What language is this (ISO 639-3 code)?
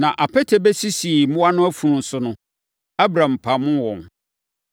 aka